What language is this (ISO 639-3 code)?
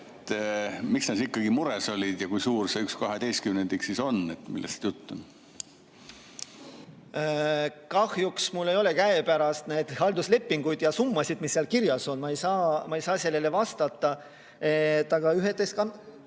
est